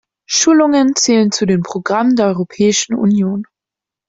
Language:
German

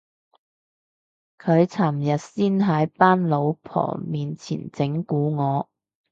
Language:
Cantonese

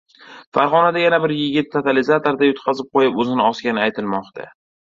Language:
Uzbek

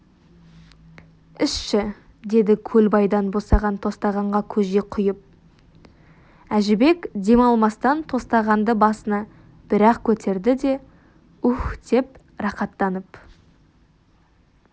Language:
Kazakh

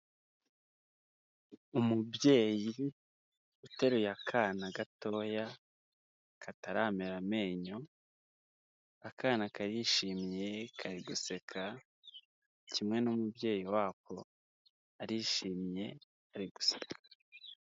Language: Kinyarwanda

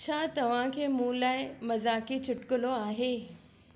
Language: Sindhi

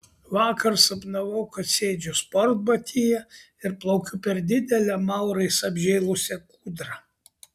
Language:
Lithuanian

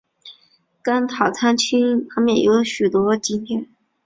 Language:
Chinese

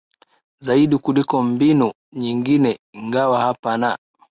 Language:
Swahili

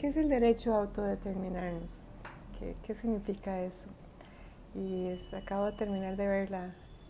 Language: Spanish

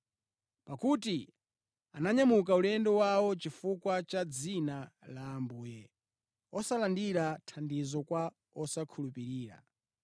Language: Nyanja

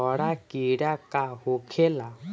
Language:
Bhojpuri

